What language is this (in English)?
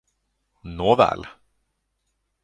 Swedish